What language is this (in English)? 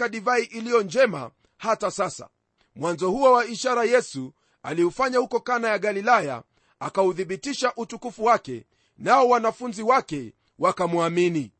Swahili